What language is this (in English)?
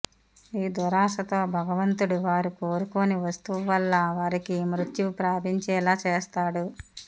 Telugu